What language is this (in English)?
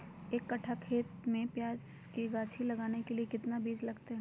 Magahi